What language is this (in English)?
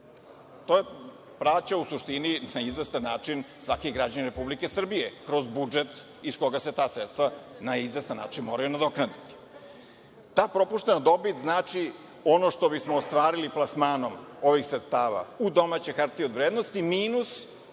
Serbian